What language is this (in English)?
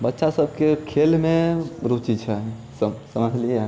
Maithili